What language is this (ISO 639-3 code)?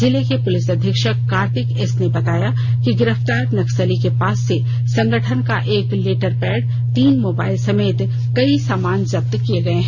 hin